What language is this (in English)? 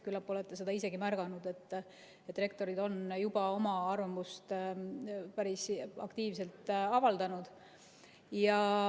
Estonian